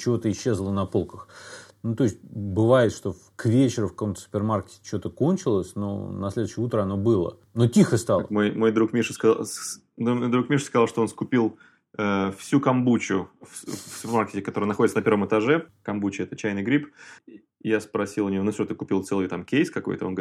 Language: Russian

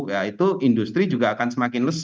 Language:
Indonesian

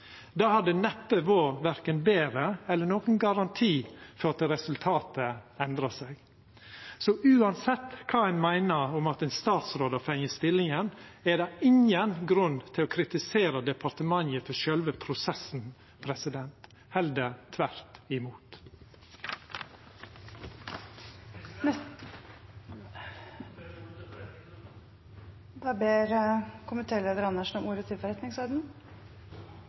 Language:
Norwegian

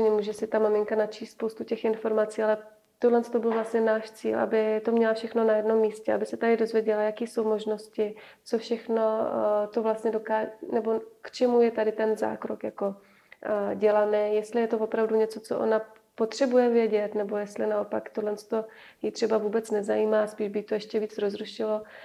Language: Czech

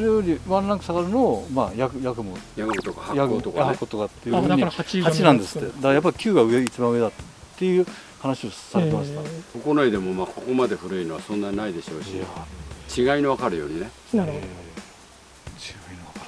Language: Japanese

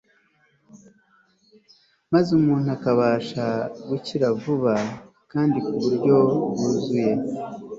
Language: Kinyarwanda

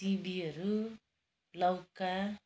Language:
Nepali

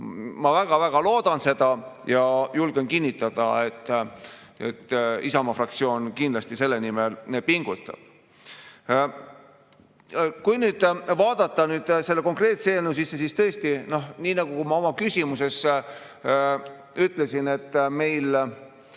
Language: Estonian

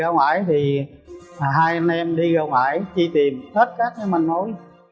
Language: Vietnamese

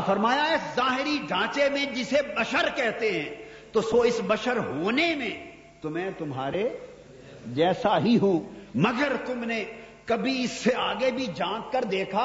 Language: Urdu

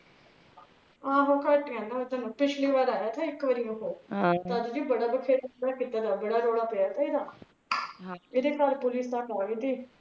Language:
Punjabi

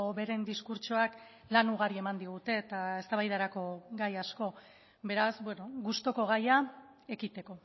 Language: Basque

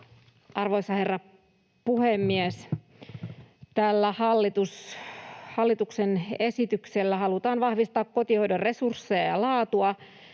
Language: Finnish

